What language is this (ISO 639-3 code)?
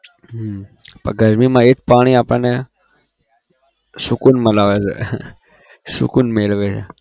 guj